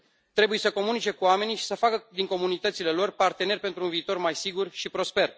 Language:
Romanian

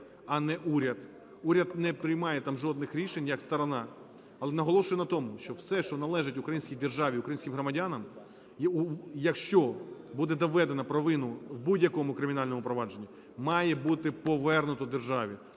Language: Ukrainian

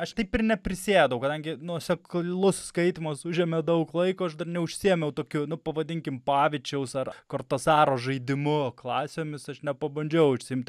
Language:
Lithuanian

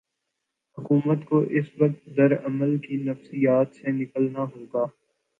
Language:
Urdu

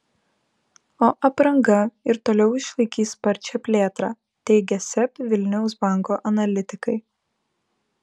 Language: Lithuanian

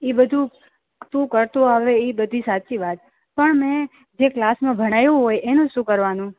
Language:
Gujarati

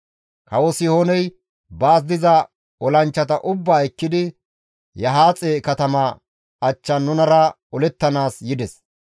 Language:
Gamo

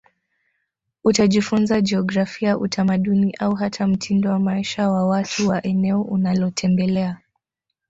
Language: Swahili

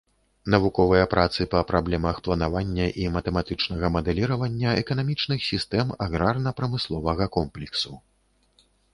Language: Belarusian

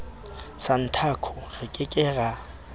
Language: Southern Sotho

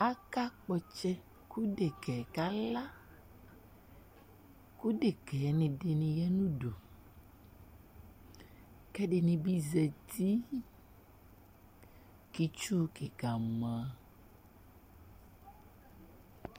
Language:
Ikposo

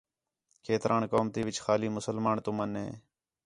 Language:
Khetrani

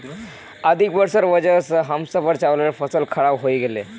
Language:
Magahi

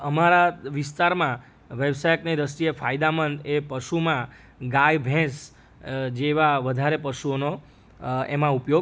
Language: Gujarati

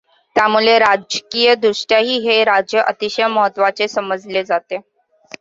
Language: Marathi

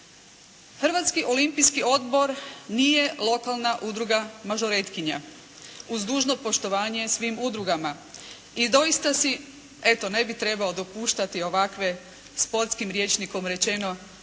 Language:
Croatian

